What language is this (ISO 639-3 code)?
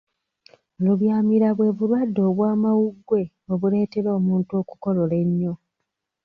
lug